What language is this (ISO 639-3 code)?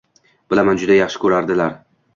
uzb